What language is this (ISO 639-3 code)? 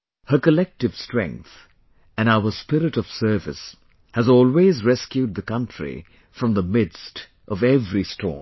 eng